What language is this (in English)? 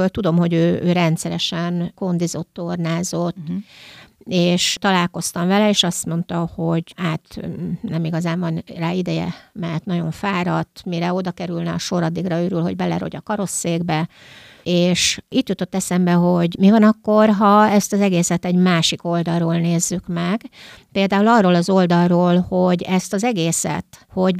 Hungarian